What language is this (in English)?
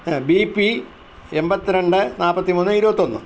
Malayalam